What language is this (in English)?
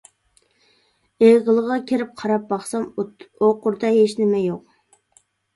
Uyghur